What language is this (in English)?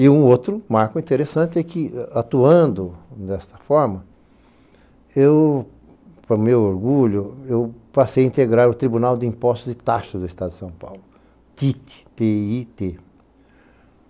Portuguese